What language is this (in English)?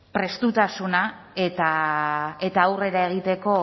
Basque